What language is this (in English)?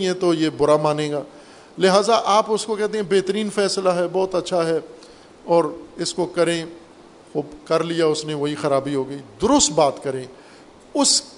Urdu